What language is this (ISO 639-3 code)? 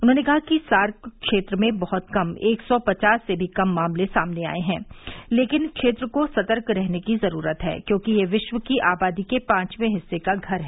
hin